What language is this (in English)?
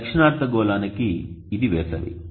Telugu